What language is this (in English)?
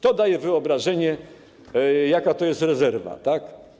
Polish